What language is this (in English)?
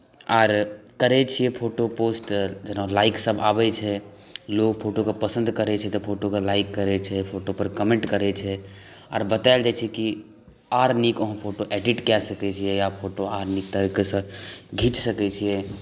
Maithili